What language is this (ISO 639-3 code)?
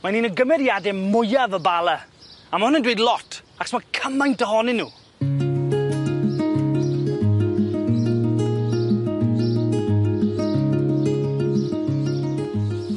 cym